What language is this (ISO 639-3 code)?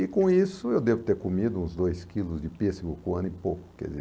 por